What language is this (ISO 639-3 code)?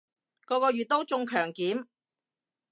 yue